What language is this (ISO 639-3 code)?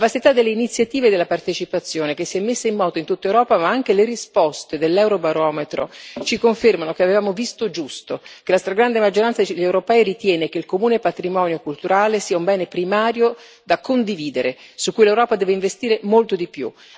ita